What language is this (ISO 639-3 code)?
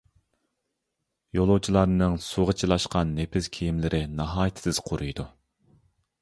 uig